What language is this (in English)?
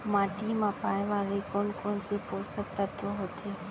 Chhattisgarhi